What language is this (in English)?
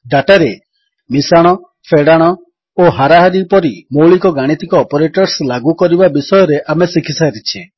Odia